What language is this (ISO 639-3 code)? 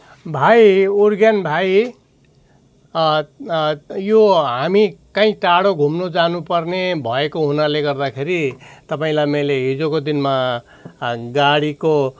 nep